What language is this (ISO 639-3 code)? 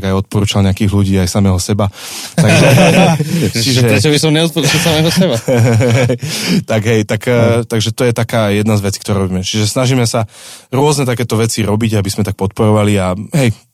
slk